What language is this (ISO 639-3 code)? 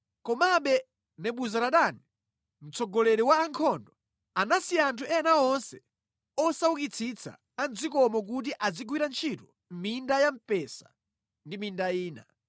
nya